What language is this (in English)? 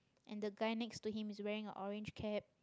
English